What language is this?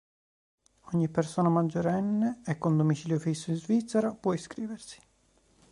Italian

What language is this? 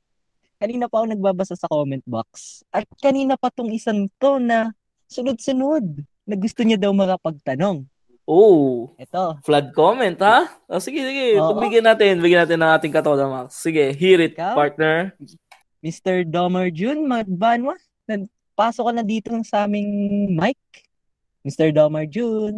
Filipino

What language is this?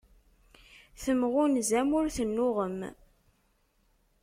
Kabyle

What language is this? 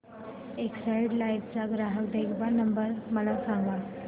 Marathi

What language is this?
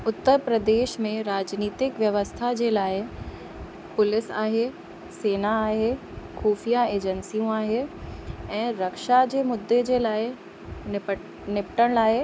Sindhi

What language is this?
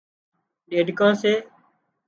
Wadiyara Koli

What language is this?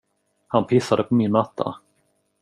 Swedish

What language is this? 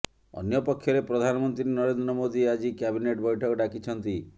Odia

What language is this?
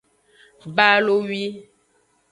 Aja (Benin)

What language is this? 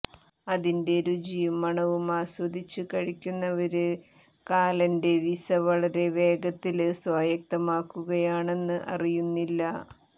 Malayalam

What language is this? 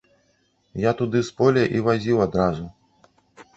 Belarusian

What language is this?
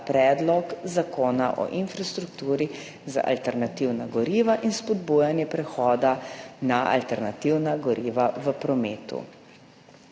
Slovenian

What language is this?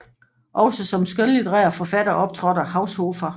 Danish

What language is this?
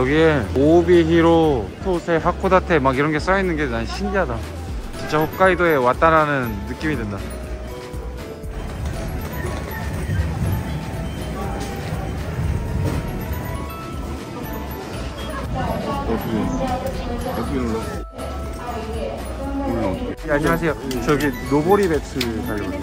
Korean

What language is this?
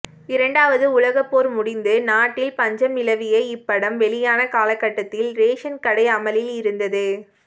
Tamil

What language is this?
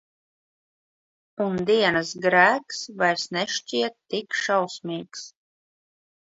Latvian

